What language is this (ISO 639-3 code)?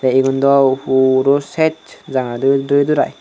ccp